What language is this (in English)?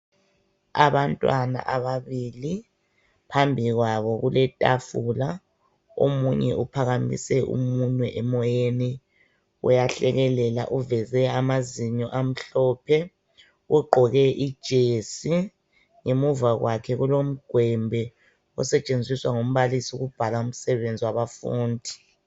North Ndebele